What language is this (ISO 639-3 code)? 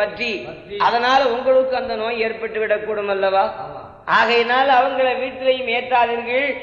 tam